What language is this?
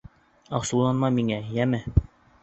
Bashkir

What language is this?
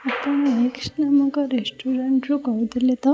Odia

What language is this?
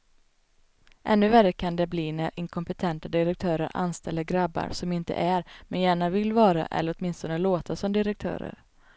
Swedish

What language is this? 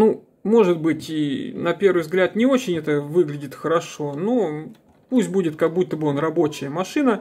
Russian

